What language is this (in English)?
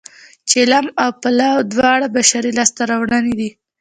Pashto